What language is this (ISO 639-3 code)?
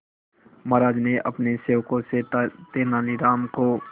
hin